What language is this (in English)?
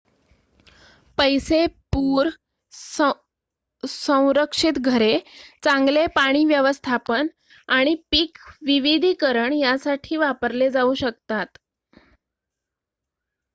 Marathi